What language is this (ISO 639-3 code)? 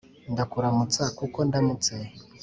kin